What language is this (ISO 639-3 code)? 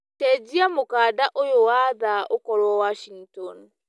kik